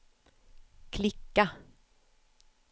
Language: Swedish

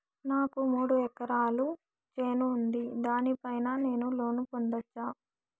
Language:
Telugu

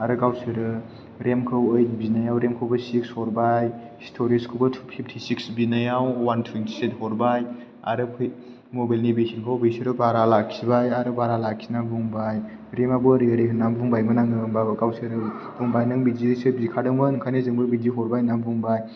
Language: Bodo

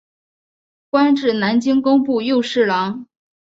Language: Chinese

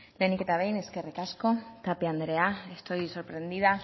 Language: Basque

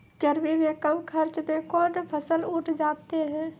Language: Maithili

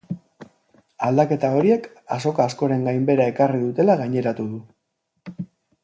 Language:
Basque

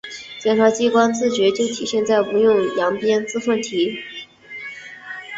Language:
Chinese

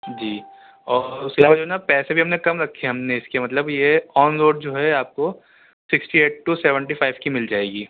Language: Urdu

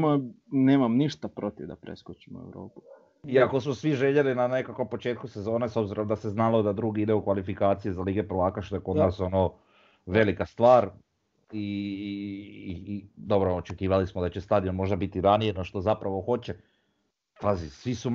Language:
Croatian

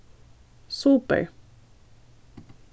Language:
Faroese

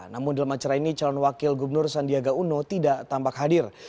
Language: Indonesian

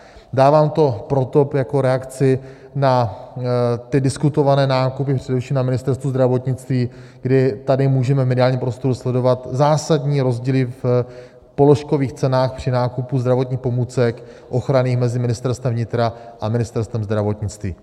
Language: Czech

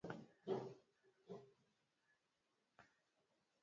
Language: Swahili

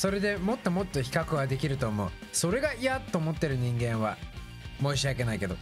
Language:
Japanese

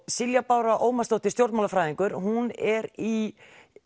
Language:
Icelandic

